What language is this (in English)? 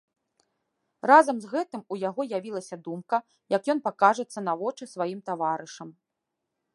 Belarusian